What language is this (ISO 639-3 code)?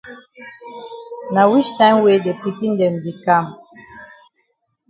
wes